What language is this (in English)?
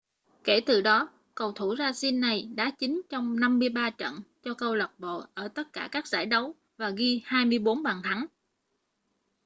Vietnamese